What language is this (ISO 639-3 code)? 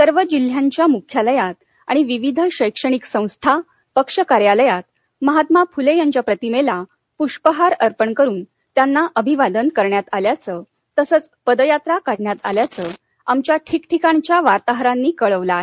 mar